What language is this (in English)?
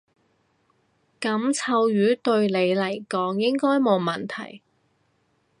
Cantonese